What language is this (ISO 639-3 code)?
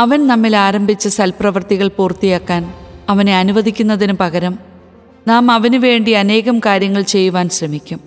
mal